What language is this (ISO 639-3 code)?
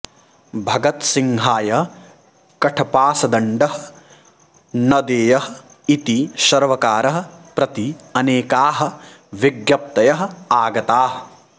san